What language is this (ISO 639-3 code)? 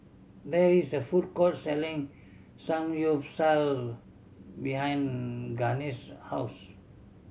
eng